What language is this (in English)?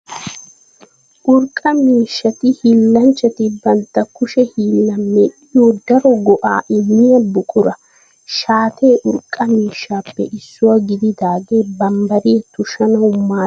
Wolaytta